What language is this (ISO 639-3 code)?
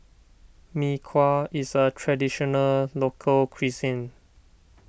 eng